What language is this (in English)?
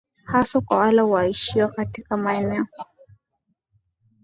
Swahili